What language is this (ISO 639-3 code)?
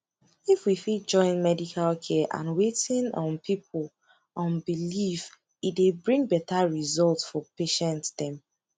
pcm